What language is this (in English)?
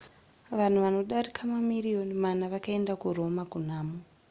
Shona